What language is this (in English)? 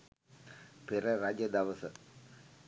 Sinhala